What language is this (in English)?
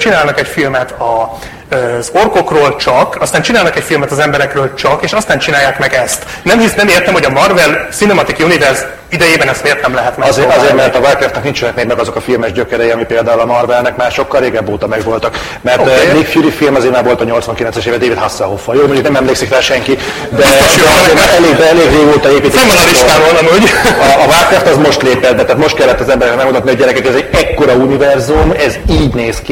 Hungarian